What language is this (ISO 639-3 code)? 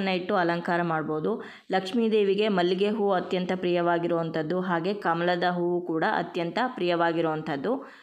kan